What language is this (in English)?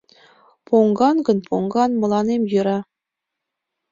Mari